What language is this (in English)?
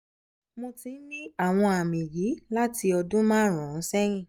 Yoruba